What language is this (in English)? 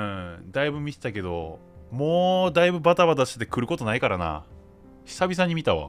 Japanese